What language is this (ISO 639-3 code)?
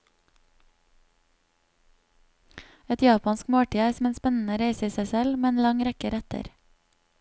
nor